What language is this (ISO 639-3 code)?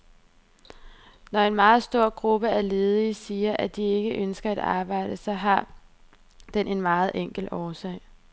dan